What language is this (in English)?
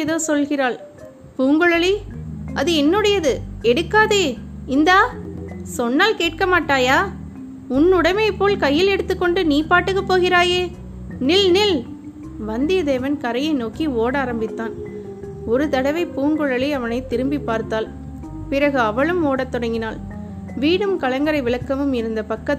Tamil